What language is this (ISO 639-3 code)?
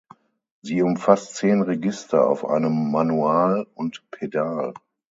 deu